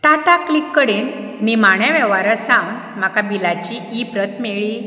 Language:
Konkani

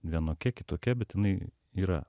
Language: Lithuanian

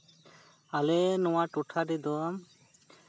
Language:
Santali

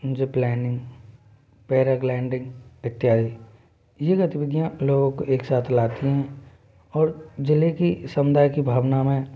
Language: Hindi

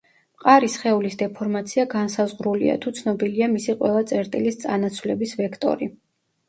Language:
Georgian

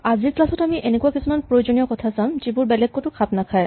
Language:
Assamese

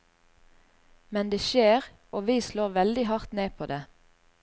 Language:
Norwegian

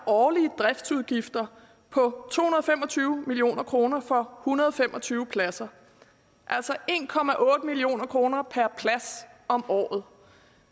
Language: Danish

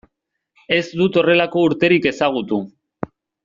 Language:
Basque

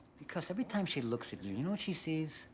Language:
English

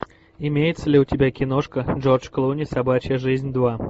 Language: Russian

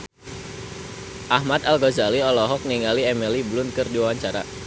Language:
Sundanese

